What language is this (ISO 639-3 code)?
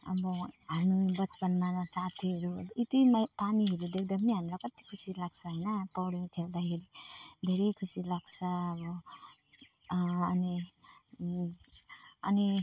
nep